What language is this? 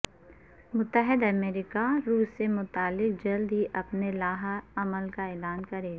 Urdu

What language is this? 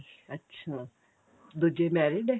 Punjabi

